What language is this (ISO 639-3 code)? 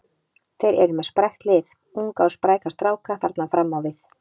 isl